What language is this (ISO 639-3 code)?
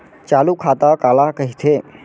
hne